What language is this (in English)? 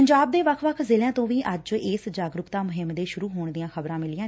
Punjabi